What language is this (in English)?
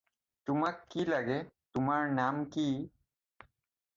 Assamese